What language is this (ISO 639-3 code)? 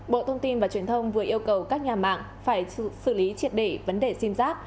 vie